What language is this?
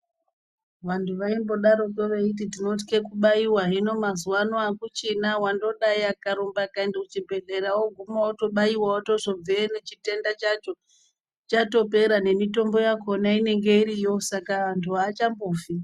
Ndau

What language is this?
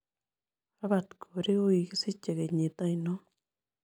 Kalenjin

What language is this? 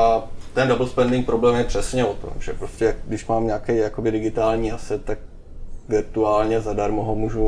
Czech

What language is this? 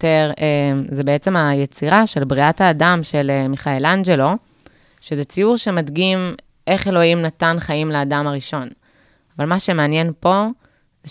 Hebrew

